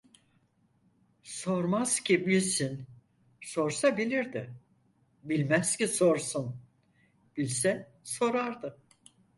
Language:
Turkish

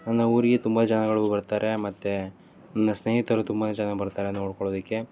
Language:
Kannada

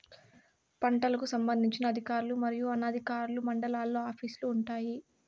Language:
Telugu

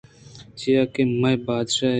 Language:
Eastern Balochi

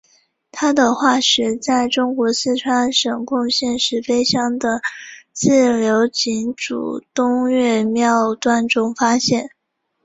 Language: Chinese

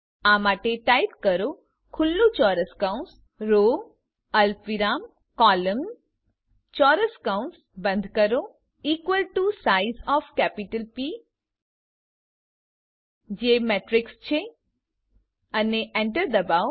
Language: Gujarati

